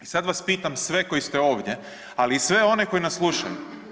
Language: Croatian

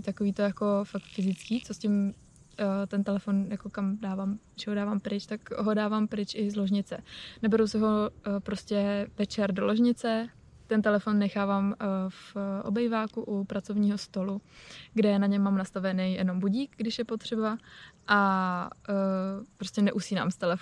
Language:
Czech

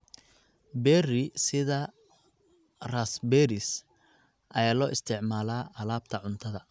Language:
Somali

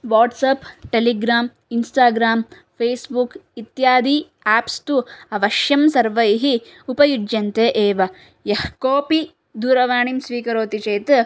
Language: Sanskrit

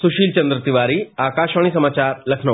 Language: Hindi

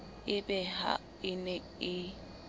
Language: Southern Sotho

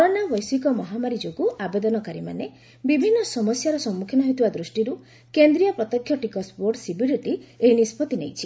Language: Odia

